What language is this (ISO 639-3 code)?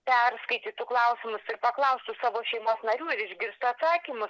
lit